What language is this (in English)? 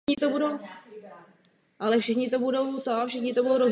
Czech